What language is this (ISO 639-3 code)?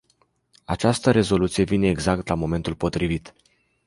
ron